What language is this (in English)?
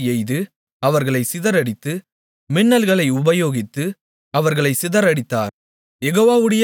Tamil